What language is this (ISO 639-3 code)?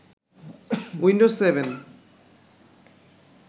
ben